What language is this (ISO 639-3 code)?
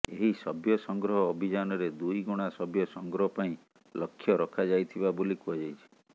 ori